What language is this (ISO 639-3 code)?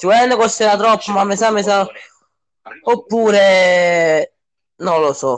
ita